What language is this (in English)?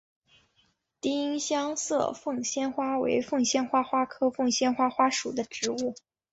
Chinese